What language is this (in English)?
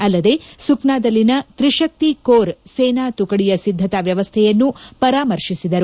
Kannada